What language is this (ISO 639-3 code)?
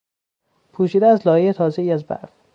fas